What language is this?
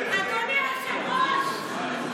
Hebrew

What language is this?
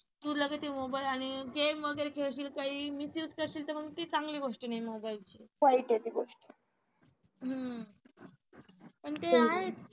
Marathi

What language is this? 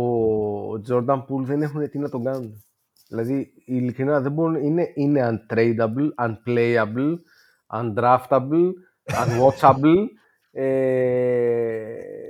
Greek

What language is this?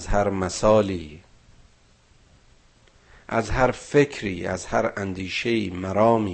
Persian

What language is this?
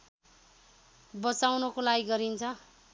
Nepali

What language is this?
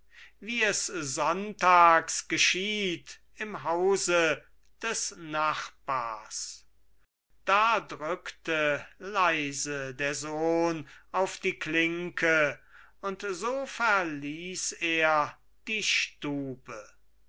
German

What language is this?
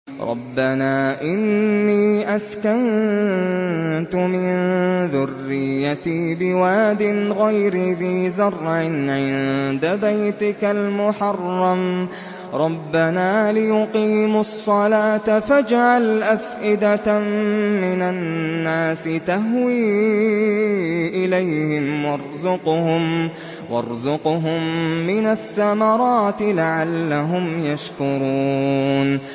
Arabic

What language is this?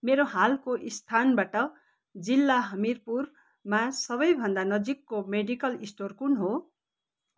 Nepali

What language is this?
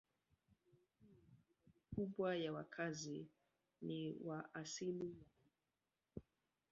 Swahili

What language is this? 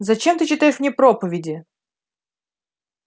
Russian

